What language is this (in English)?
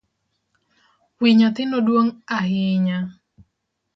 Luo (Kenya and Tanzania)